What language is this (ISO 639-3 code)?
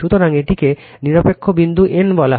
ben